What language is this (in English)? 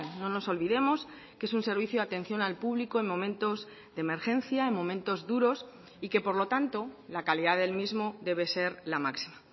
Spanish